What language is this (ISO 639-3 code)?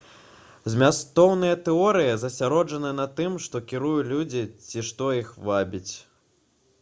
bel